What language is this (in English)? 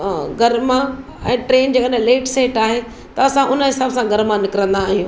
Sindhi